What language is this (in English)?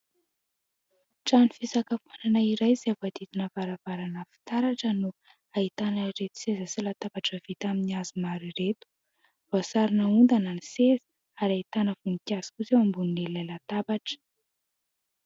Malagasy